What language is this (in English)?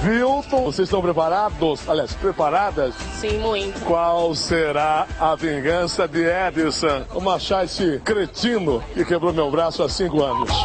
Portuguese